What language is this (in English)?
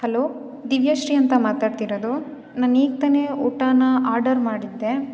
Kannada